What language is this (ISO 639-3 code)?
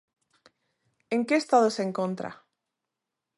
glg